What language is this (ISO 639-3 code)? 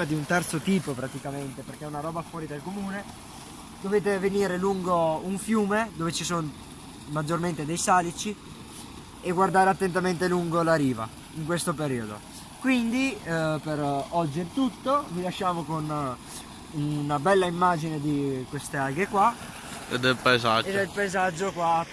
ita